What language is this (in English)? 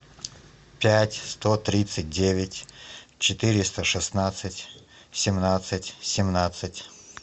Russian